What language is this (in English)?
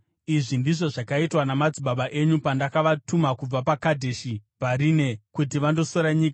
Shona